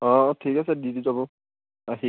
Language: Assamese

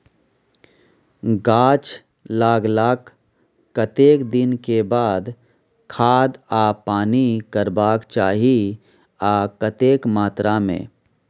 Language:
Maithili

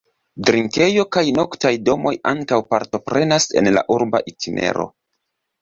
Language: Esperanto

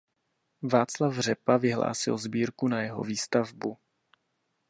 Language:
Czech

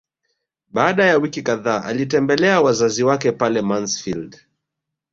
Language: Swahili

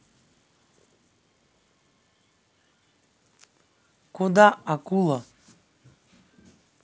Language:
Russian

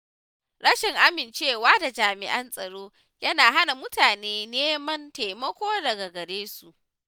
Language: Hausa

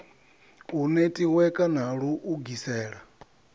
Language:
Venda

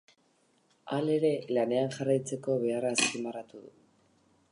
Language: Basque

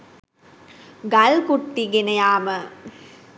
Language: Sinhala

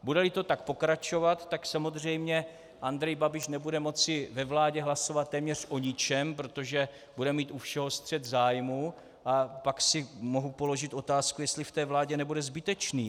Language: Czech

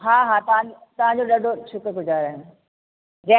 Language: Sindhi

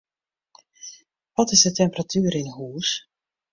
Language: Western Frisian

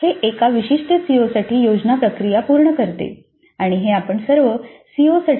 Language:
Marathi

